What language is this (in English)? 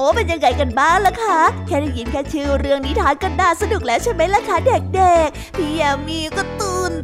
Thai